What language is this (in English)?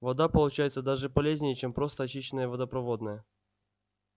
Russian